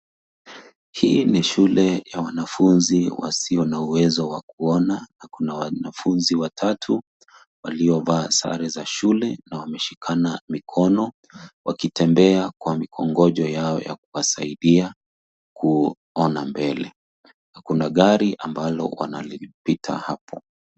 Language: Swahili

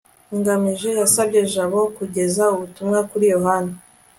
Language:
Kinyarwanda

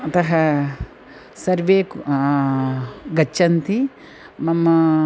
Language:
Sanskrit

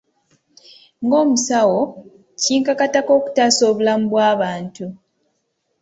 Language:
Ganda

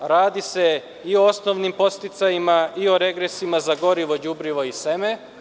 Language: Serbian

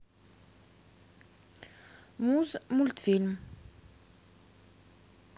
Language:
Russian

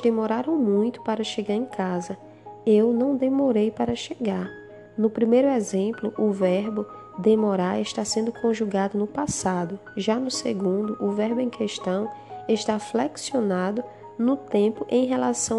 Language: Portuguese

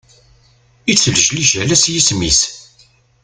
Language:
Kabyle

